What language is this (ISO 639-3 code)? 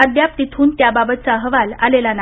mar